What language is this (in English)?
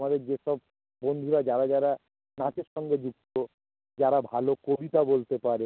Bangla